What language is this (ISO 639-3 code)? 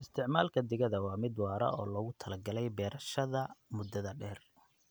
som